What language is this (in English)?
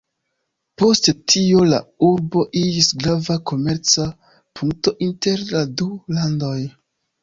Esperanto